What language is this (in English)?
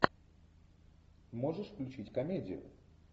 Russian